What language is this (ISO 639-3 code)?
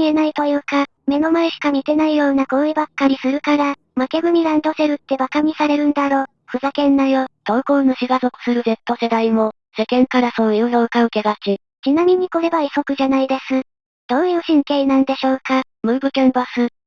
jpn